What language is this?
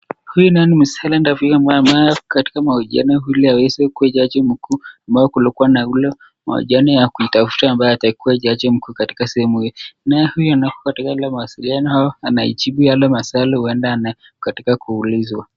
Swahili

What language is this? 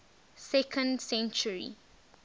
English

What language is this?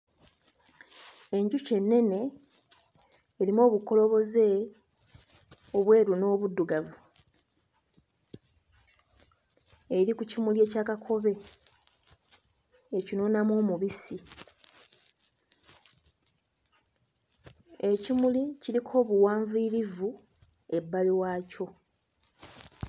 Ganda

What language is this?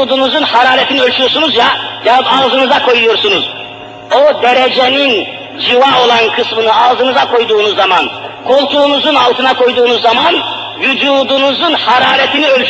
Turkish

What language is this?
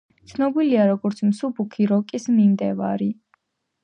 Georgian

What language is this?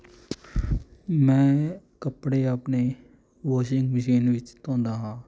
Punjabi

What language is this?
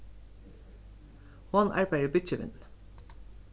Faroese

